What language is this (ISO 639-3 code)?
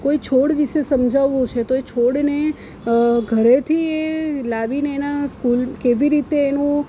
guj